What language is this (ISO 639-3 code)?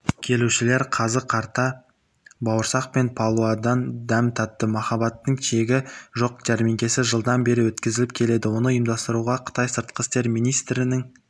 kaz